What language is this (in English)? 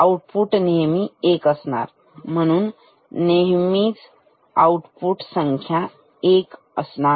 Marathi